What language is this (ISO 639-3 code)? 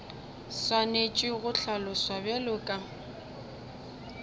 nso